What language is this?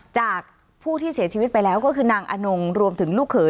Thai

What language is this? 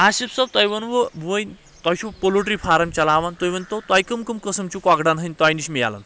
Kashmiri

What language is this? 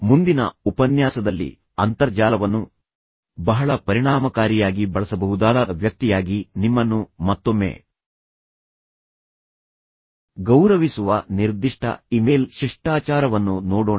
Kannada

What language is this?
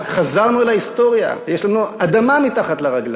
Hebrew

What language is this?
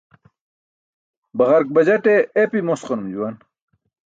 Burushaski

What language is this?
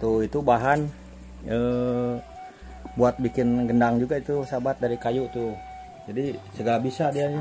Indonesian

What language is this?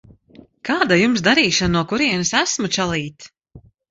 Latvian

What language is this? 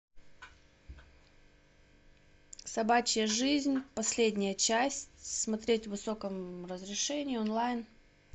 Russian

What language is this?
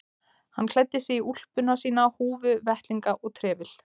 Icelandic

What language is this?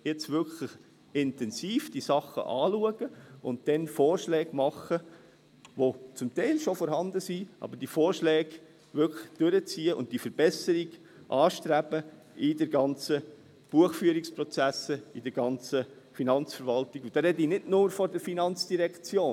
Swiss German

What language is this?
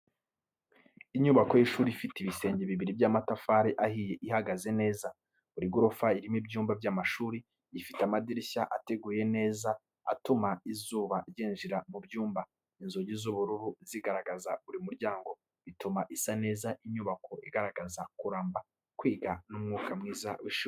Kinyarwanda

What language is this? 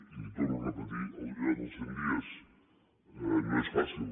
Catalan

